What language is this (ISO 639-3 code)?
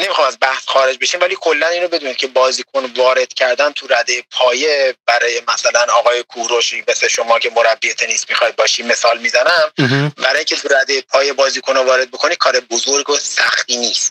fas